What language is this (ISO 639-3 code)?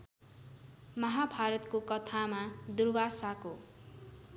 nep